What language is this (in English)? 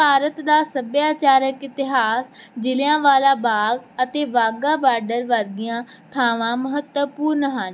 Punjabi